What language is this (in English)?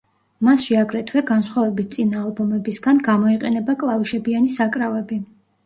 Georgian